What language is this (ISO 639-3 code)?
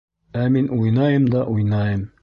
bak